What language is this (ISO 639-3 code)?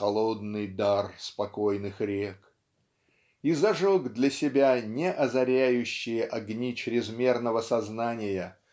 rus